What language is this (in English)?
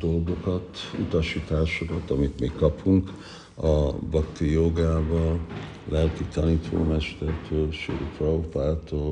Hungarian